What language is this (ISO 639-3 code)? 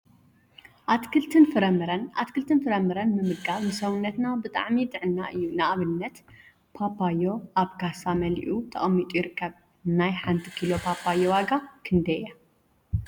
tir